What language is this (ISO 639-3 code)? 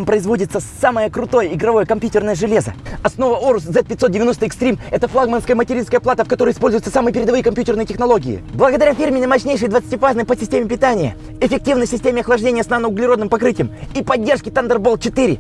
rus